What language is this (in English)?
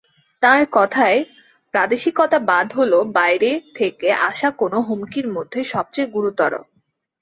Bangla